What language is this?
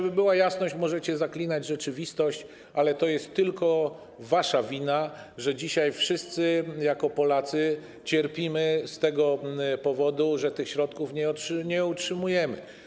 Polish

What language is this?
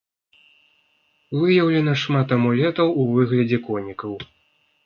Belarusian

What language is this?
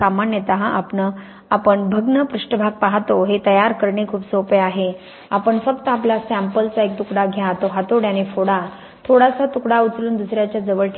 Marathi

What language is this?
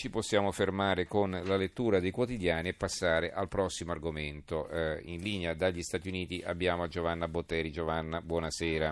Italian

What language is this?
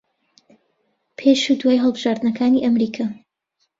Central Kurdish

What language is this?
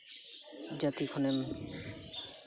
Santali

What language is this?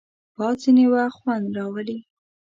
Pashto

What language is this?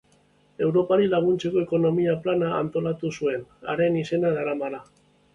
Basque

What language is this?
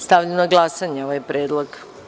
Serbian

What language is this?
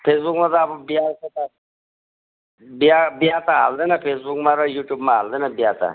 Nepali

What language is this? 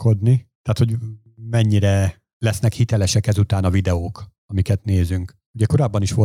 Hungarian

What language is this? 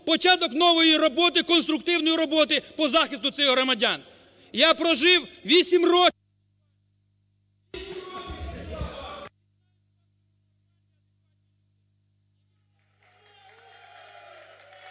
Ukrainian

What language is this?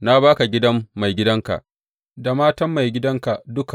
Hausa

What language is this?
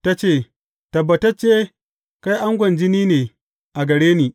Hausa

